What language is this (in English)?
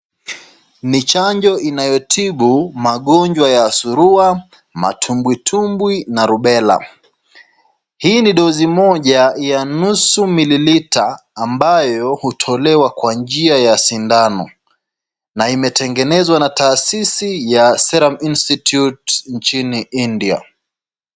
Swahili